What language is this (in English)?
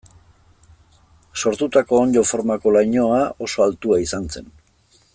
Basque